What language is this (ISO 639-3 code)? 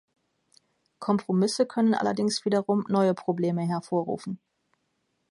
deu